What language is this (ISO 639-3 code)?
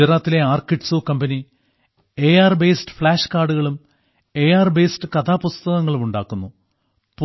mal